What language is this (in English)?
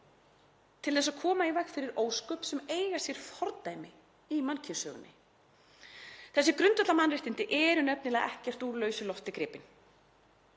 Icelandic